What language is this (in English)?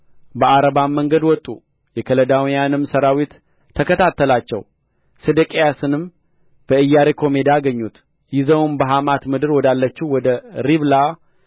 Amharic